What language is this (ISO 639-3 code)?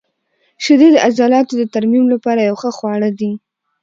pus